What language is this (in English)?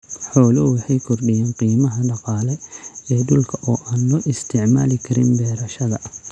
Somali